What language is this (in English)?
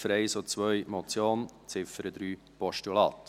Swiss German